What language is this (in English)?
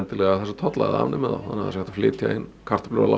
Icelandic